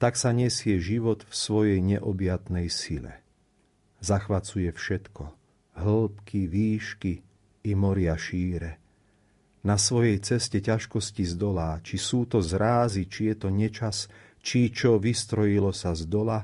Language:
Slovak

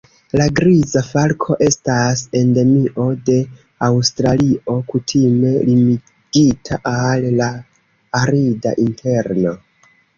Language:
Esperanto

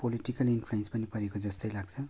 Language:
Nepali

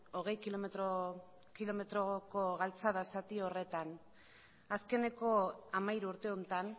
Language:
Basque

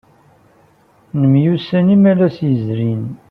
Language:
Kabyle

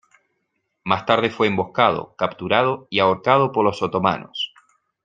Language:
Spanish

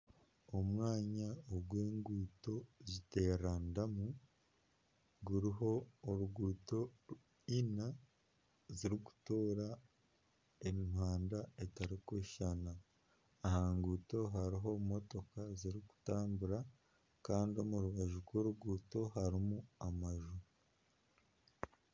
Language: Nyankole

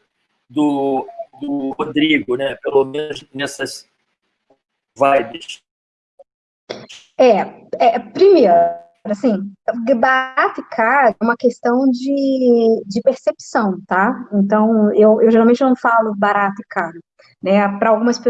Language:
Portuguese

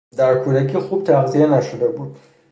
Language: Persian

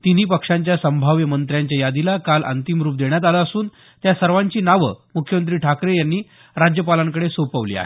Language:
Marathi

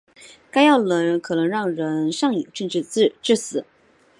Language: Chinese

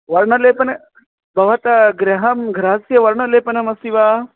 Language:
Sanskrit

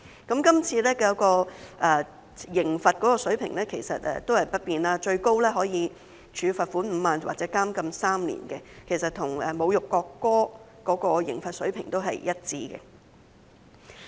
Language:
Cantonese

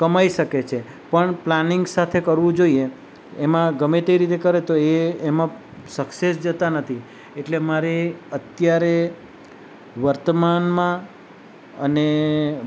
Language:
Gujarati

